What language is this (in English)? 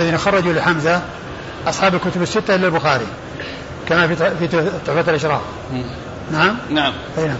Arabic